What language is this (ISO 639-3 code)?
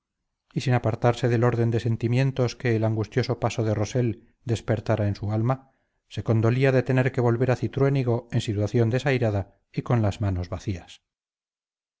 spa